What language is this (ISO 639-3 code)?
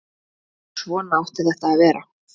isl